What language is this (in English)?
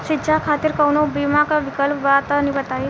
Bhojpuri